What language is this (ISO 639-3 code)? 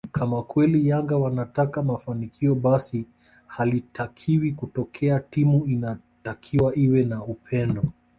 swa